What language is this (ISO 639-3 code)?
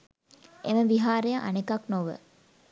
sin